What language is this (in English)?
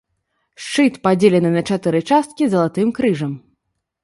Belarusian